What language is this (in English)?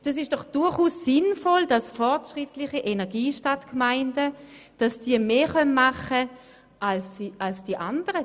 Swiss German